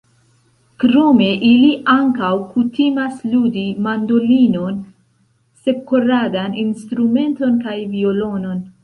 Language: Esperanto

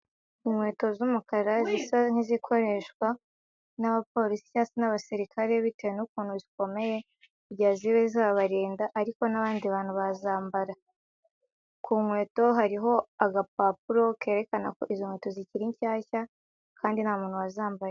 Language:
Kinyarwanda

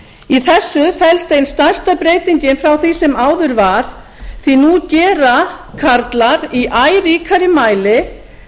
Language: Icelandic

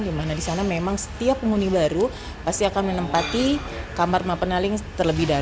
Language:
Indonesian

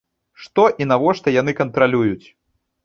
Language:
Belarusian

